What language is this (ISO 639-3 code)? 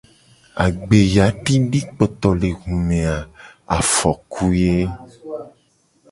gej